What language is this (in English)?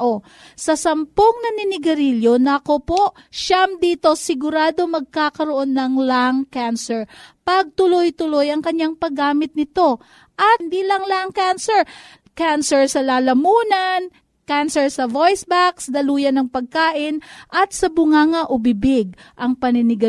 Filipino